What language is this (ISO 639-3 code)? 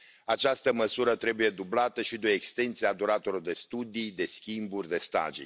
ron